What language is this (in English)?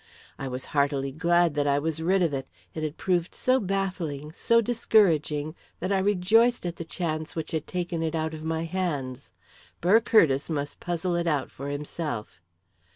English